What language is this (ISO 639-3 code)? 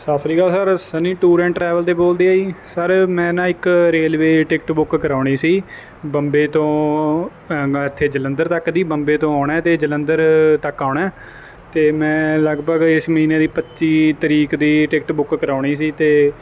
pan